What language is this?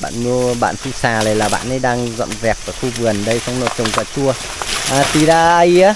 Vietnamese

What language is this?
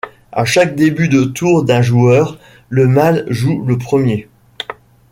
French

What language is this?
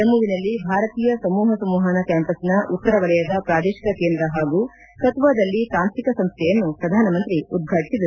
Kannada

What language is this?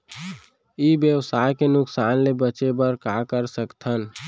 Chhattisgarhi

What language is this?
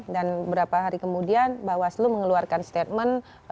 Indonesian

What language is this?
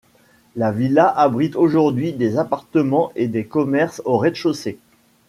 French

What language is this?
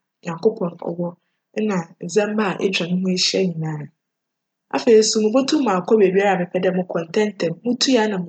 Akan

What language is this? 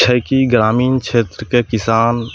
Maithili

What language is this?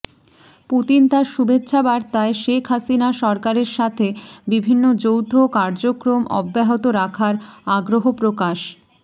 Bangla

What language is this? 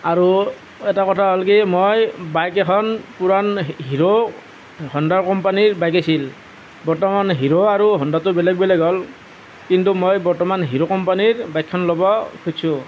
Assamese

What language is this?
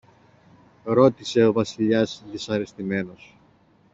Greek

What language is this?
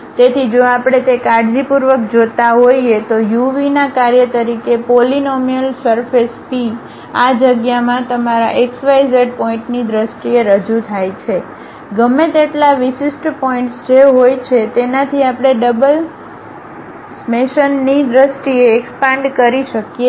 Gujarati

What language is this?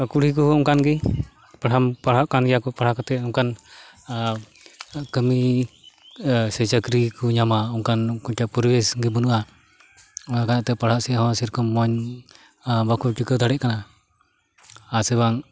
Santali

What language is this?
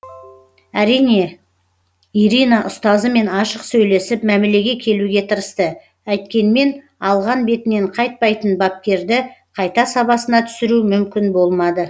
Kazakh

